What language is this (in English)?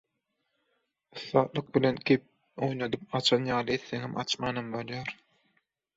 Turkmen